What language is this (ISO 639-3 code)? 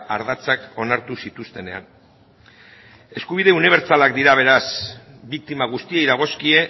eus